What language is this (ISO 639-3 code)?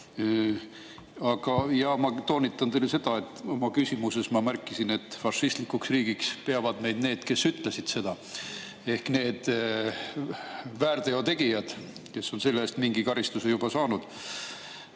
est